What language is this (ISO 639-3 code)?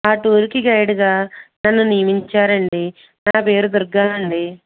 tel